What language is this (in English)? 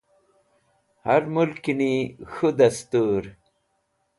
Wakhi